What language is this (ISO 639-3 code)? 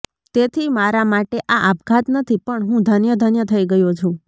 guj